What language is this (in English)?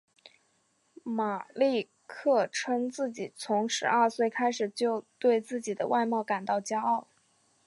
Chinese